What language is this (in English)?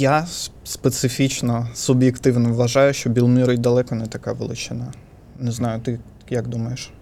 Ukrainian